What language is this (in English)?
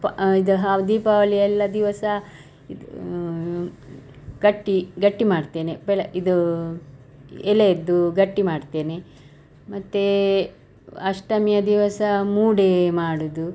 Kannada